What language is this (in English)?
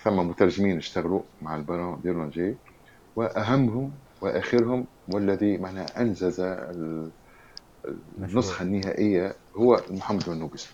Arabic